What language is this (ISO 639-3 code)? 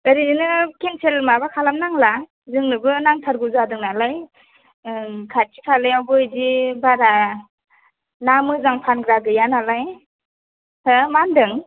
brx